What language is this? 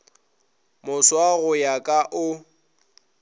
Northern Sotho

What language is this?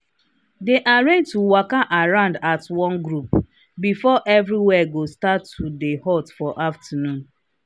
Nigerian Pidgin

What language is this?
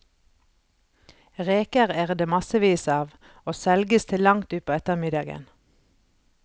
Norwegian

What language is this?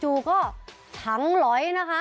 Thai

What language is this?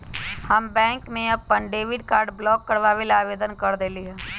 Magahi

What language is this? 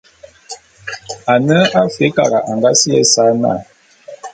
Bulu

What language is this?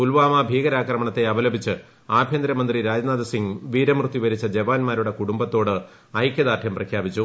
Malayalam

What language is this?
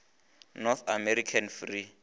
Northern Sotho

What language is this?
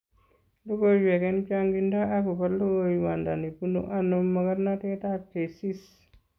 Kalenjin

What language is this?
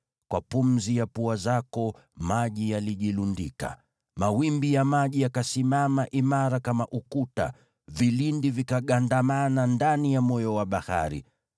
Swahili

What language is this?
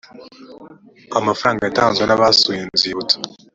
Kinyarwanda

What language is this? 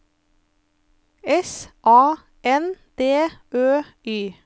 Norwegian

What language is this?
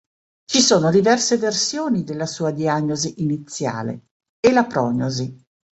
Italian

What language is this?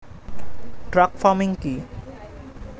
Bangla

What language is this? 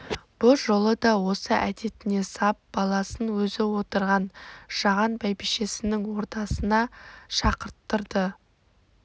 Kazakh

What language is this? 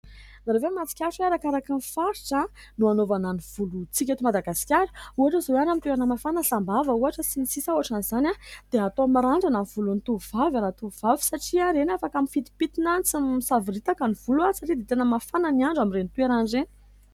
Malagasy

